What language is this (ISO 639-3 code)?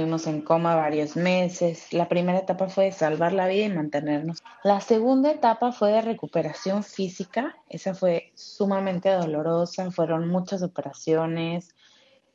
spa